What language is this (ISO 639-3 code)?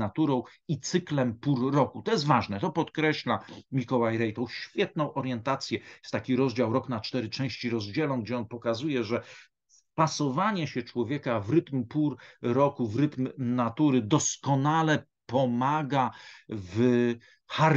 pol